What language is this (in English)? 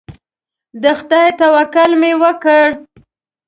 Pashto